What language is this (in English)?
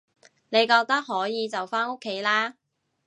Cantonese